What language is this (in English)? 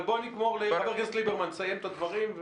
Hebrew